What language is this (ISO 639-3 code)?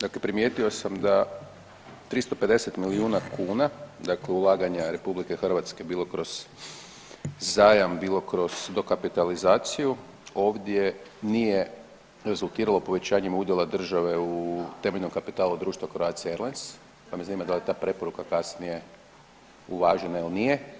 hrv